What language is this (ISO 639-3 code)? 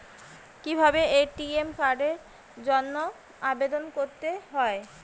ben